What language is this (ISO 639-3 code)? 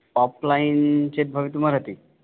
san